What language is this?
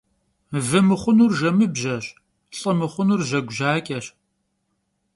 Kabardian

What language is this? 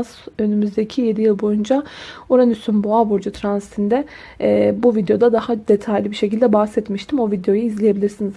Turkish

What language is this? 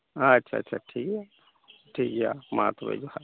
Santali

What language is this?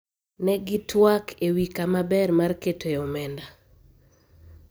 Luo (Kenya and Tanzania)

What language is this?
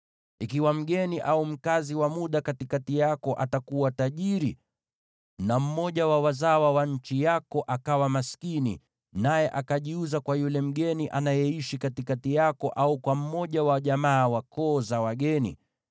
Swahili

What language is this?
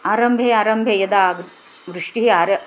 Sanskrit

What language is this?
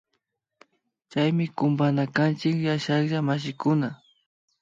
Imbabura Highland Quichua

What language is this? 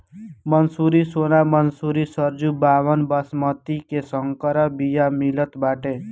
Bhojpuri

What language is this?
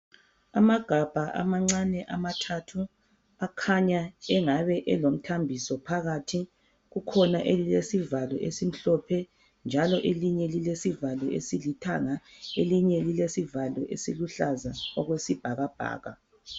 North Ndebele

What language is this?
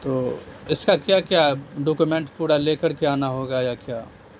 Urdu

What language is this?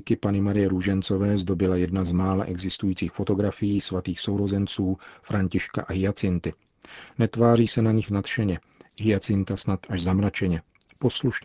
Czech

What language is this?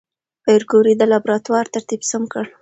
Pashto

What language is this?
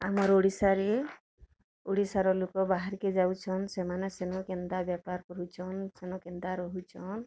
Odia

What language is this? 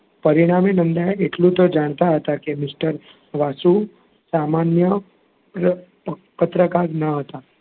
Gujarati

